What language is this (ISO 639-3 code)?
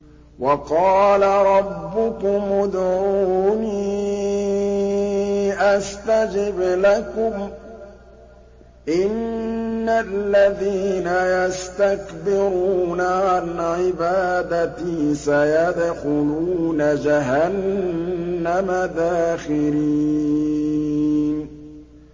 ara